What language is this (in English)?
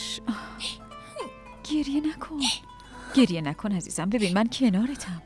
Persian